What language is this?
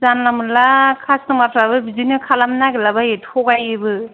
Bodo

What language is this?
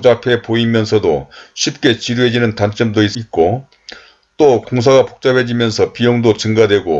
Korean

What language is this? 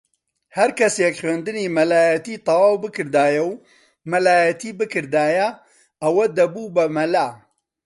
Central Kurdish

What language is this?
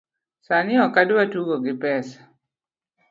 Luo (Kenya and Tanzania)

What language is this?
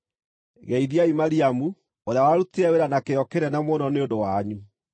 Kikuyu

